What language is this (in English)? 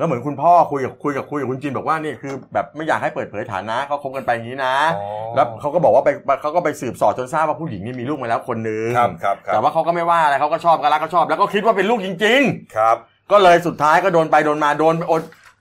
Thai